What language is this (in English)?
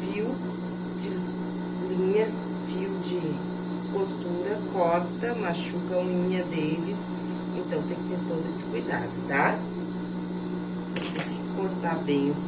Portuguese